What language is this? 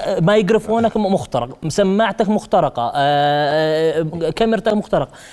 Arabic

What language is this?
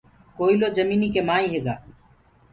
Gurgula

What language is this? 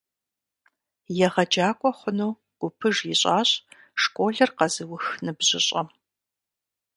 Kabardian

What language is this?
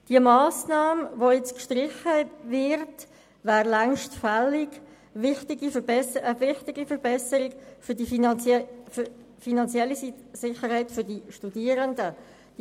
Swiss German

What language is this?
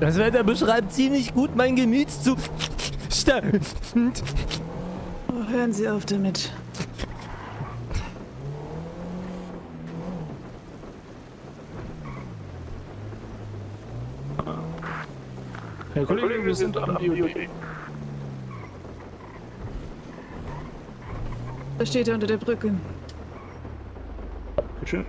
German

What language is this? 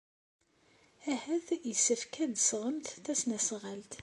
Kabyle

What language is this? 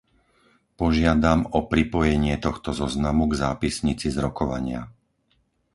Slovak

